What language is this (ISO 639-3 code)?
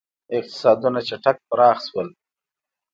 pus